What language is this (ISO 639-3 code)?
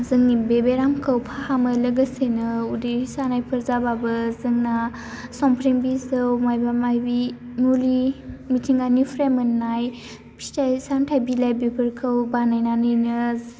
brx